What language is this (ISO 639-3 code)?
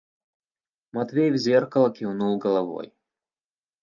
rus